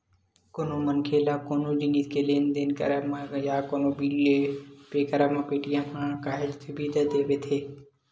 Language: Chhattisgarhi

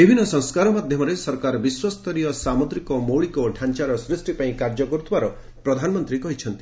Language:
Odia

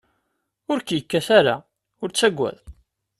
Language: Kabyle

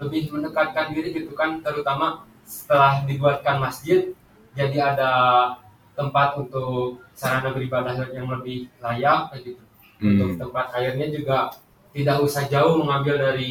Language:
Indonesian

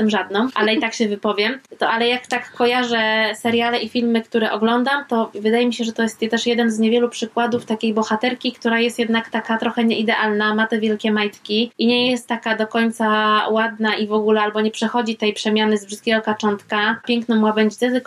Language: Polish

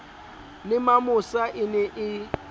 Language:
Southern Sotho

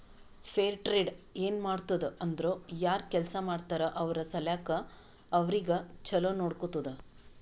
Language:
Kannada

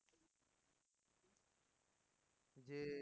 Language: Bangla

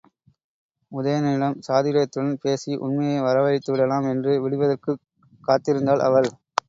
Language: Tamil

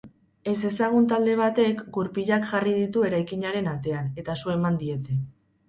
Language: Basque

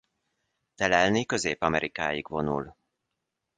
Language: Hungarian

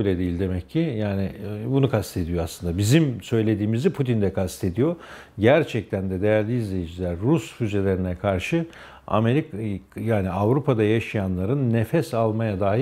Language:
Turkish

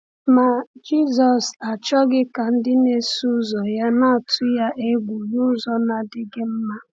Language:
Igbo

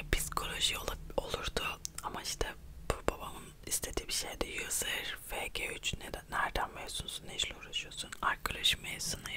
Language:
Turkish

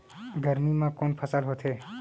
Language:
Chhattisgarhi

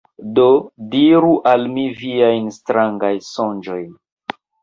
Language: Esperanto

